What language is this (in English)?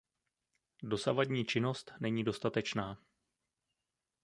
Czech